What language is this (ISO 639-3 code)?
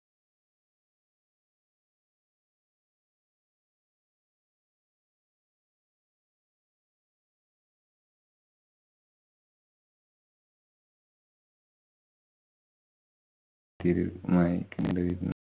mal